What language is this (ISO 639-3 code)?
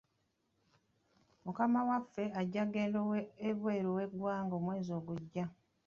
lug